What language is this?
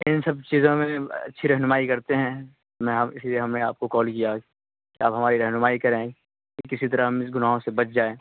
Urdu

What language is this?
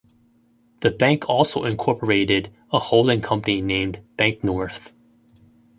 English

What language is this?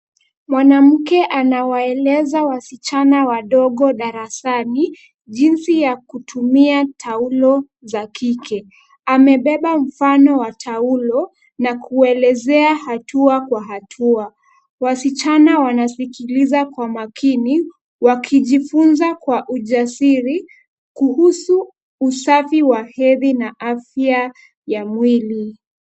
Swahili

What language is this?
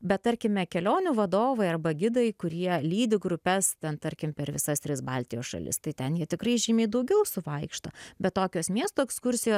Lithuanian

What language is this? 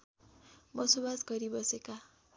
Nepali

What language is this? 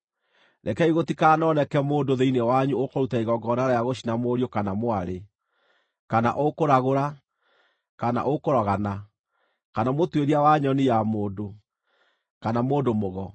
Kikuyu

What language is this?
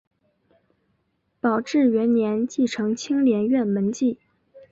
Chinese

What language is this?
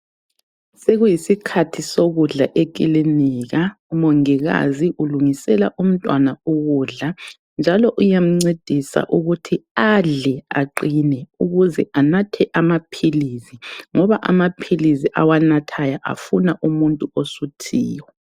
North Ndebele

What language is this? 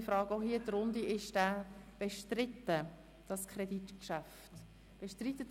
Swiss German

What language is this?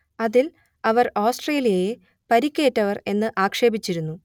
Malayalam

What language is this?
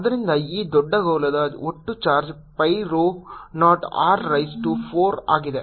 Kannada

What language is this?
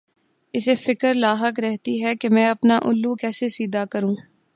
Urdu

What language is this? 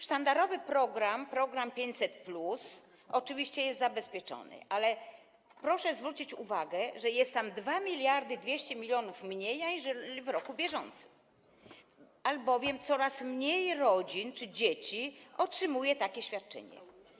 Polish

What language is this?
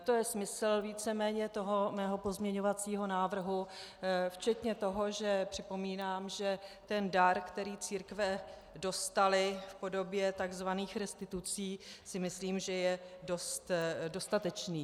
Czech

